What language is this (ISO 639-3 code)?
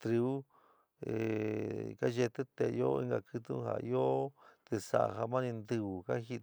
mig